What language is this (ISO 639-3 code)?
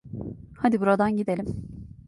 tur